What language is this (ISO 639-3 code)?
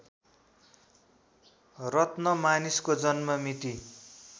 nep